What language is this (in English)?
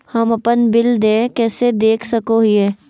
Magahi